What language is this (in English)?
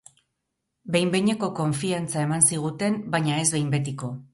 Basque